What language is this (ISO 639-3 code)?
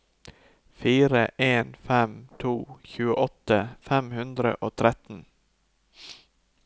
nor